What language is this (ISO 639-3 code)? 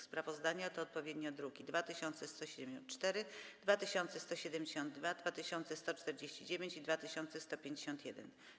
pol